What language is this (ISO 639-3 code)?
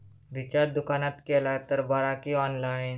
mar